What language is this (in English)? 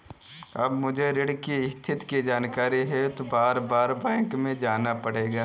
Hindi